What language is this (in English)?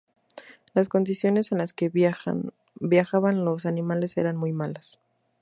Spanish